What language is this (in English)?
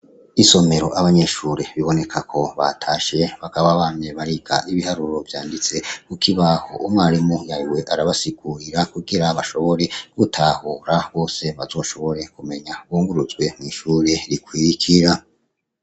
Rundi